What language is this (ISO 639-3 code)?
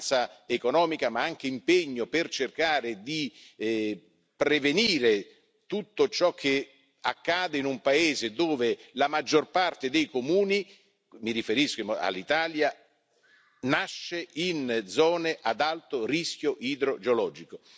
ita